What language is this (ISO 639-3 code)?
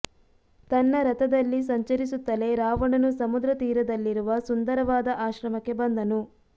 kan